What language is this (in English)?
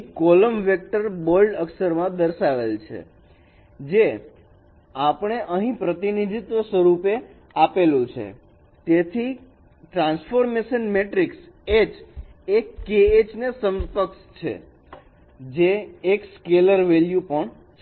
Gujarati